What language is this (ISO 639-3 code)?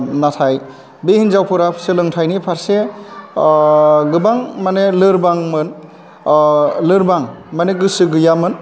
brx